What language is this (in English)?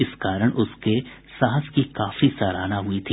Hindi